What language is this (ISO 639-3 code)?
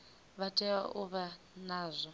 ven